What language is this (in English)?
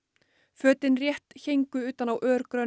Icelandic